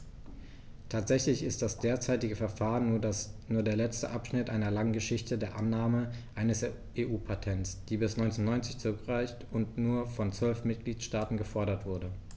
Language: German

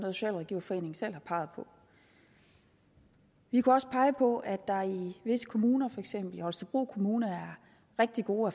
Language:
Danish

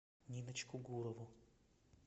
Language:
Russian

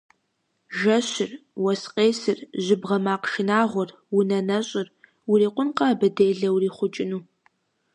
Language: Kabardian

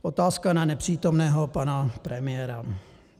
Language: Czech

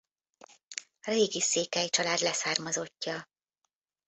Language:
Hungarian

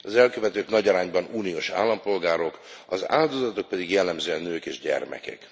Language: Hungarian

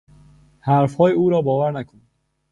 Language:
Persian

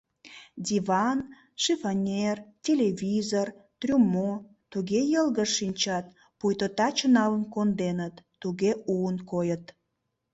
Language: Mari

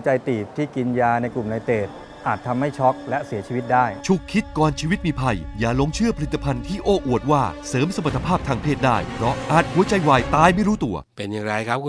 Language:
Thai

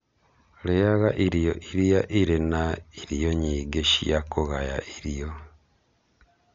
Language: Kikuyu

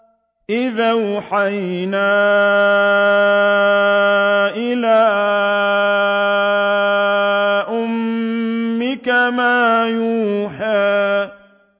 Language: Arabic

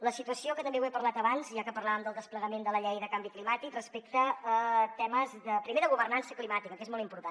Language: Catalan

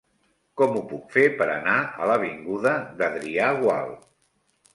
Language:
Catalan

